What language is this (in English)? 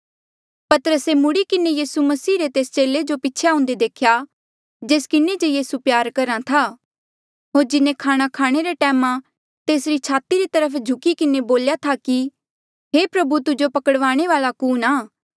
Mandeali